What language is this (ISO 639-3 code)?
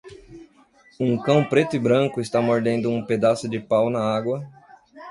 por